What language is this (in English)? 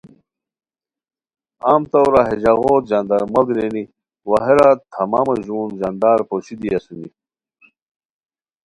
Khowar